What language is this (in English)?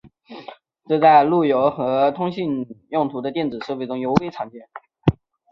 Chinese